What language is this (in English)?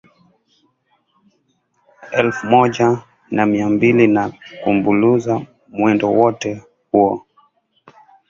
Swahili